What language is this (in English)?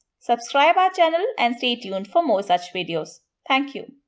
English